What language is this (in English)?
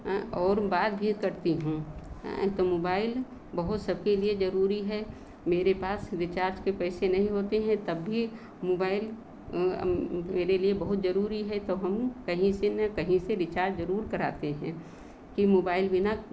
Hindi